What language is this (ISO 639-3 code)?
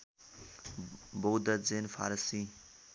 nep